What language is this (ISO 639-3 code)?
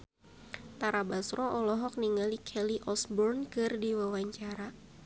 sun